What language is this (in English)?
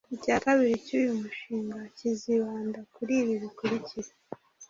Kinyarwanda